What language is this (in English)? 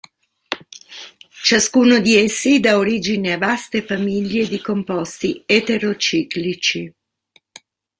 Italian